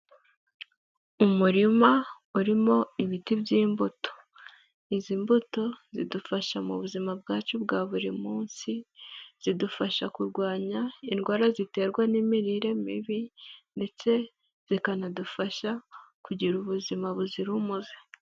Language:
Kinyarwanda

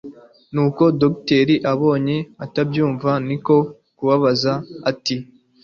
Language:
Kinyarwanda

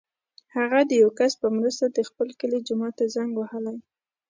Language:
Pashto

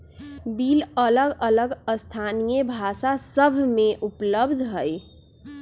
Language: Magahi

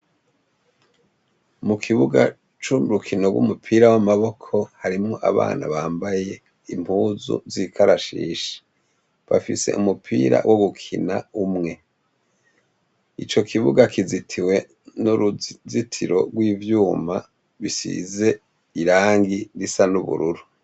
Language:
Rundi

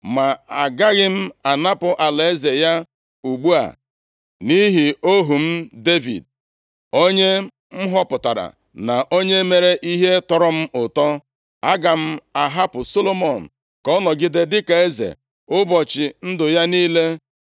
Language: Igbo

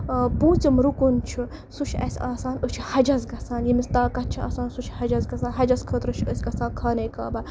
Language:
Kashmiri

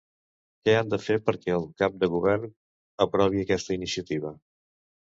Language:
Catalan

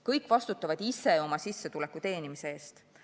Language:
Estonian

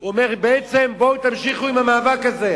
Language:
Hebrew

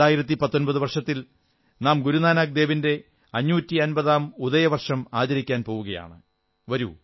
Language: Malayalam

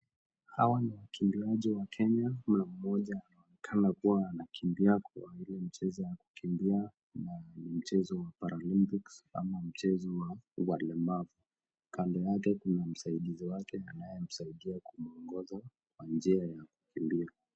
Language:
Swahili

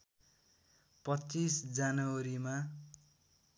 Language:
Nepali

